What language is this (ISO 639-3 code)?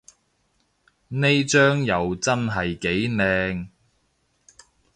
yue